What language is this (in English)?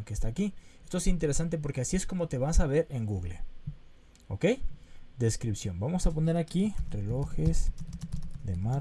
Spanish